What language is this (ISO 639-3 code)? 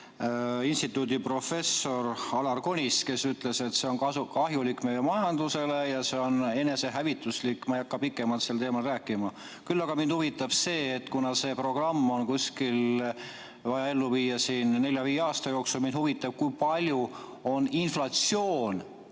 est